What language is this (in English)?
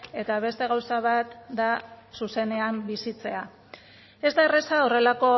Basque